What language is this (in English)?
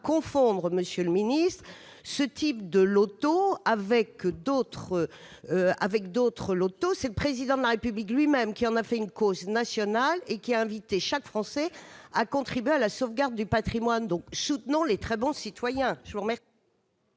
French